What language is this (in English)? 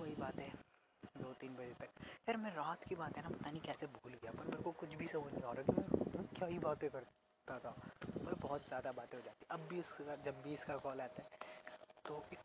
Hindi